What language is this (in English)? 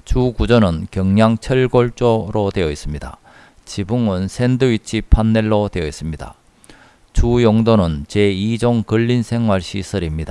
Korean